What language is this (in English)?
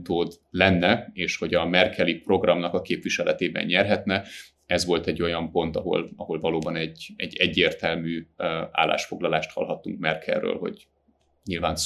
Hungarian